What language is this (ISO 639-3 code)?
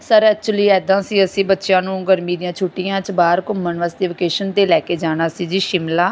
pan